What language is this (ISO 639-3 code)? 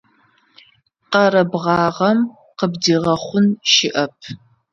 ady